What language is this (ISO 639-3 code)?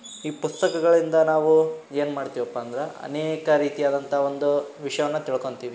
kan